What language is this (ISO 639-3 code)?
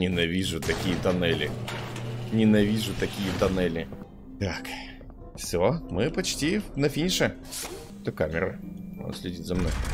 rus